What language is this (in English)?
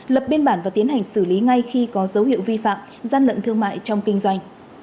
Vietnamese